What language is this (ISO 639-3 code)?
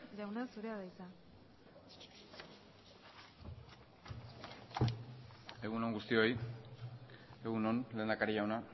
eus